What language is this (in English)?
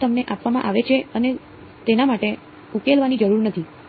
Gujarati